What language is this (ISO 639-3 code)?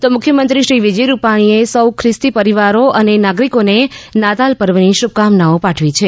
guj